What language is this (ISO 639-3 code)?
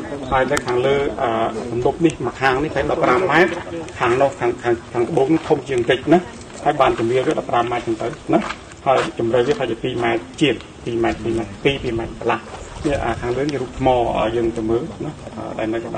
tha